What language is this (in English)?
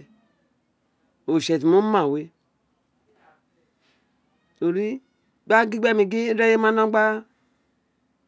Isekiri